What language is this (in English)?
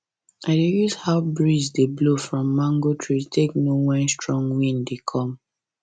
Nigerian Pidgin